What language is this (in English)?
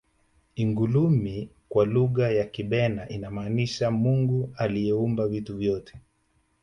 Swahili